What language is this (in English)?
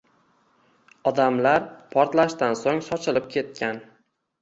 Uzbek